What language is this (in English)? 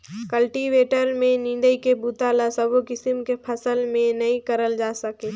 Chhattisgarhi